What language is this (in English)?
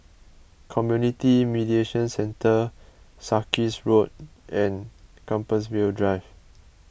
English